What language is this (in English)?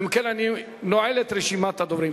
Hebrew